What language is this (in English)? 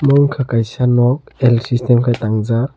Kok Borok